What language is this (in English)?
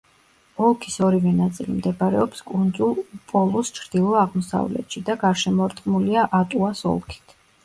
Georgian